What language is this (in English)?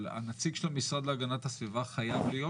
Hebrew